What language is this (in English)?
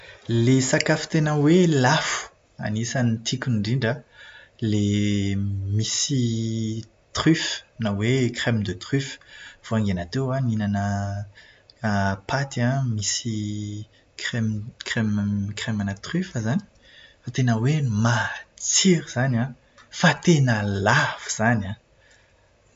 Malagasy